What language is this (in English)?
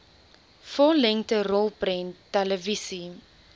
Afrikaans